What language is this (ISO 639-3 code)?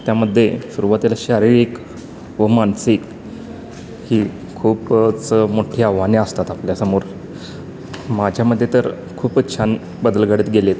mar